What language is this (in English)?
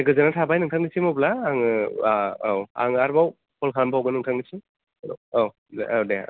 Bodo